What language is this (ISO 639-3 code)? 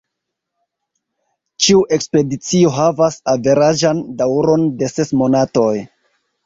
epo